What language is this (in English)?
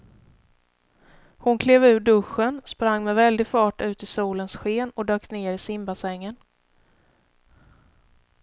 Swedish